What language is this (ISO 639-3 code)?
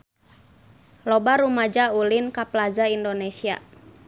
sun